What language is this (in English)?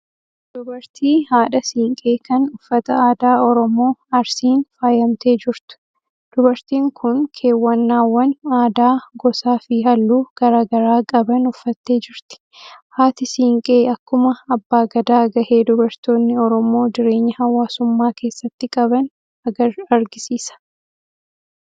Oromo